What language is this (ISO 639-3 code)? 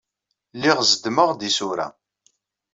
kab